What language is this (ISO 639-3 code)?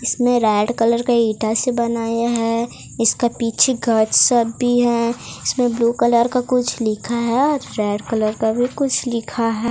hin